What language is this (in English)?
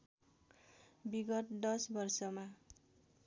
Nepali